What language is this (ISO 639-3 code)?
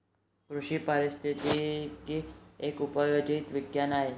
mar